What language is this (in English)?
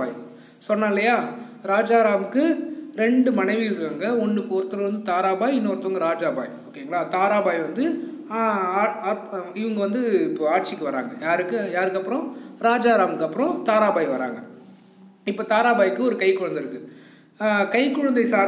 Romanian